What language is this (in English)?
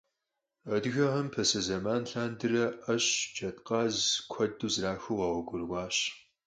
Kabardian